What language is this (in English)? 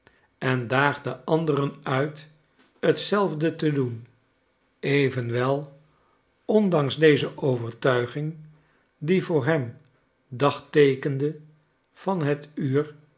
Dutch